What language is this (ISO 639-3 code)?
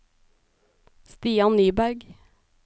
nor